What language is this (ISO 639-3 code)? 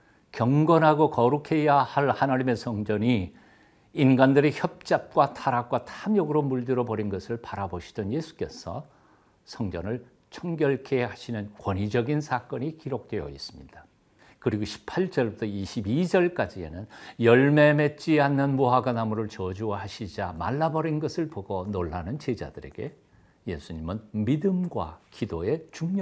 kor